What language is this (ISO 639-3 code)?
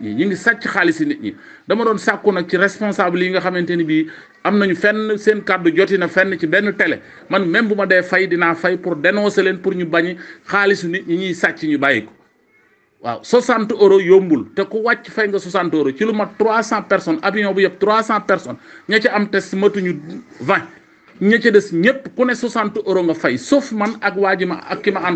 fra